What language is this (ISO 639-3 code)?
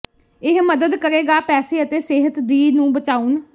pan